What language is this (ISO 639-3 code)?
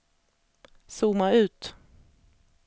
swe